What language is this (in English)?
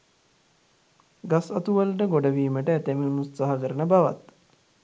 Sinhala